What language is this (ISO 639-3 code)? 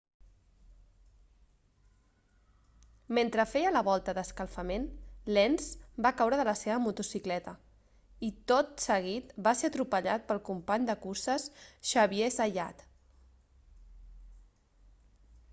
cat